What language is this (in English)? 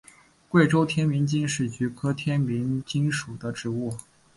Chinese